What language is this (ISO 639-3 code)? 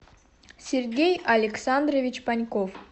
rus